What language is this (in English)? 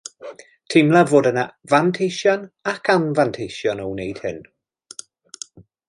Welsh